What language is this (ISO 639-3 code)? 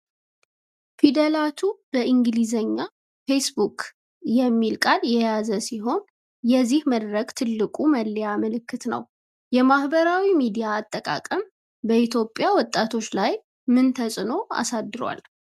amh